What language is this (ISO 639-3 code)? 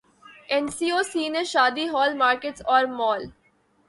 urd